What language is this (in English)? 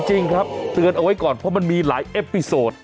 Thai